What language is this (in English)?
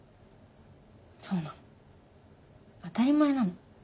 Japanese